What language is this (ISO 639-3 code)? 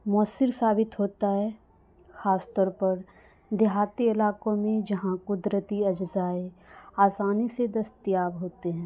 urd